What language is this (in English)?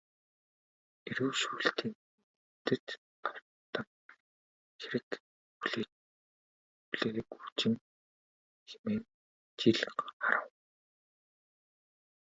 Mongolian